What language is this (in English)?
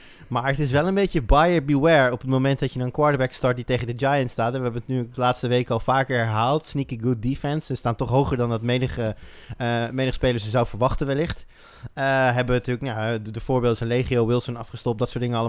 Dutch